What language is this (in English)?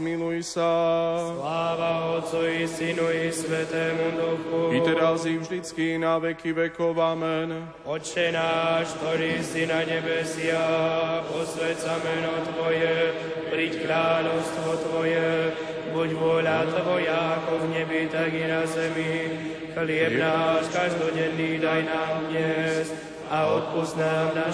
Slovak